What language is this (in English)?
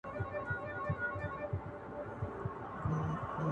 Pashto